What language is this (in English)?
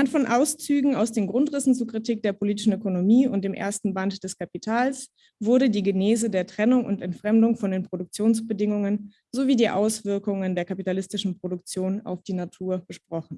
German